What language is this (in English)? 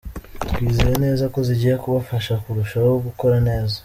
Kinyarwanda